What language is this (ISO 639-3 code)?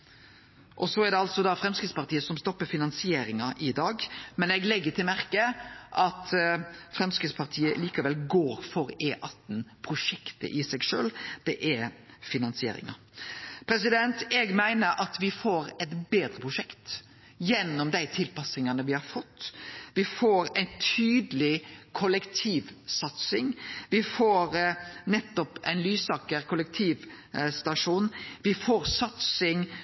nno